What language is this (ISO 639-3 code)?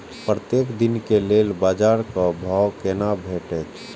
mai